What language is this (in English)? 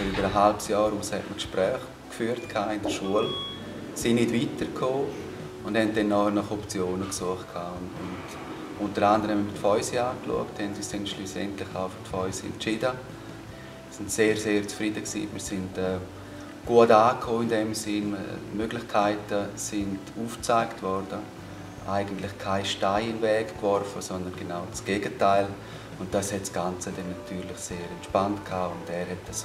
German